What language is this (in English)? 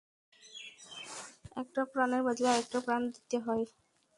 Bangla